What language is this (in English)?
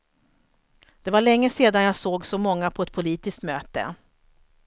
Swedish